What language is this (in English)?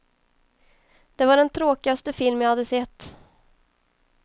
Swedish